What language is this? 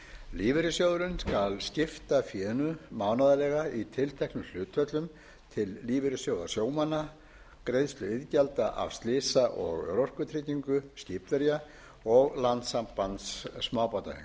Icelandic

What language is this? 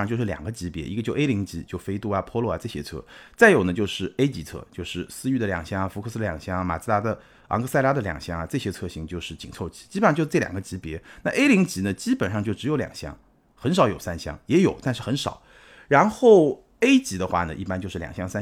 Chinese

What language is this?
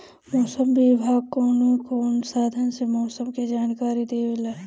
Bhojpuri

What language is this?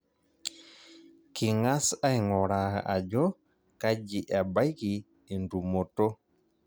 Masai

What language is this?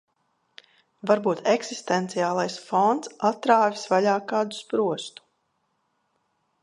Latvian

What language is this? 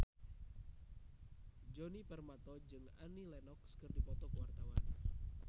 Sundanese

